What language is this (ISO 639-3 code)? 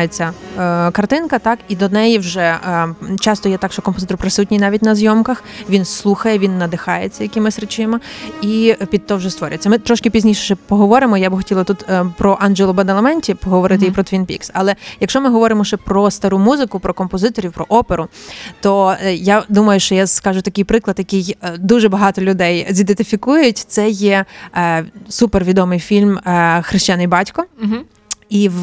ukr